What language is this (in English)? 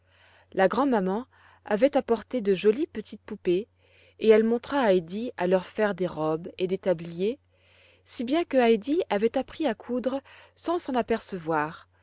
French